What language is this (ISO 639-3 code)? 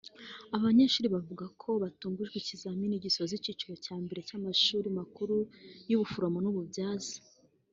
kin